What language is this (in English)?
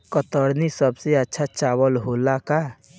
Bhojpuri